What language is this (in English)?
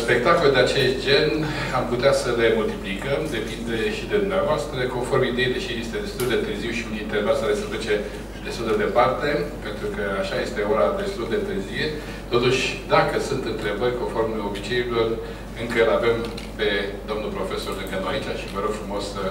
Romanian